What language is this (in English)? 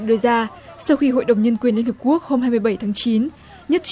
Vietnamese